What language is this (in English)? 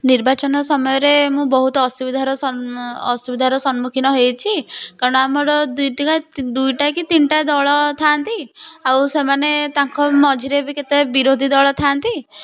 Odia